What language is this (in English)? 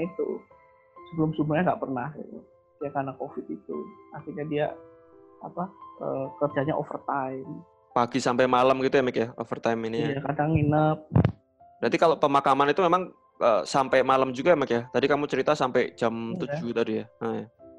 Indonesian